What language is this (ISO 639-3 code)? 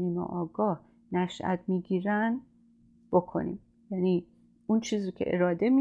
fas